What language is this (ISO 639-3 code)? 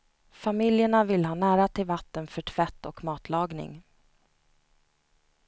swe